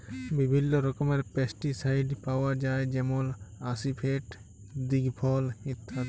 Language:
Bangla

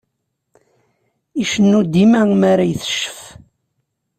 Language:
Kabyle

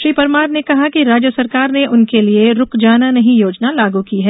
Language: Hindi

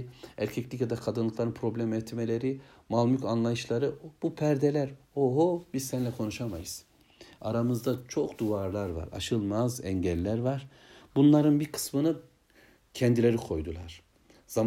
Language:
Turkish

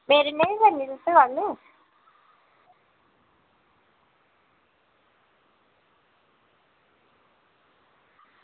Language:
Dogri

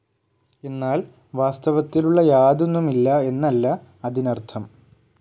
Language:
Malayalam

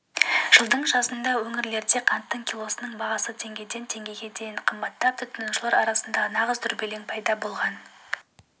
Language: Kazakh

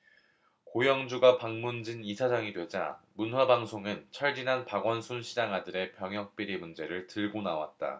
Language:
Korean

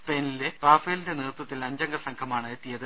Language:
Malayalam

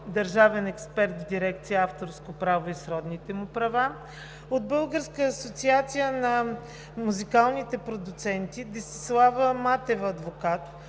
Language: Bulgarian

